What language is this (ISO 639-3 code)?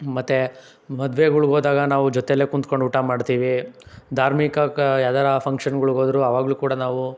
kan